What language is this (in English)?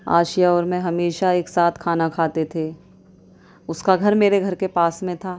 Urdu